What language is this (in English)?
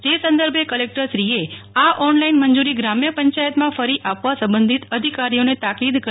Gujarati